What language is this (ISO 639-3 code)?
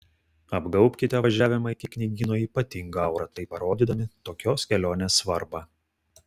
lit